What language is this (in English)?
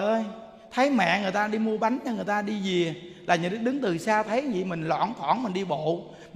Vietnamese